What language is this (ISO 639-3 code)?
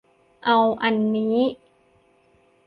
tha